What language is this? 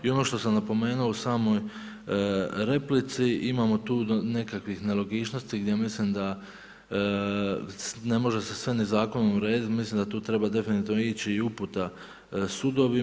Croatian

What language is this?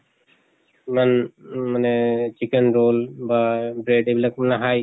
Assamese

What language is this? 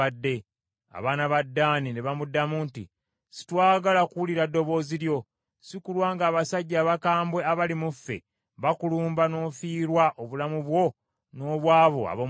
Ganda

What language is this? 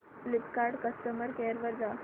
Marathi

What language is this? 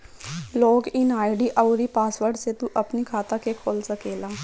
Bhojpuri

